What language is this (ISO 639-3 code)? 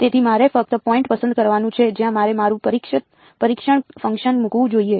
guj